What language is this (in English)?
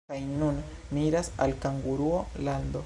Esperanto